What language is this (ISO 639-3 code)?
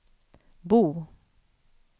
swe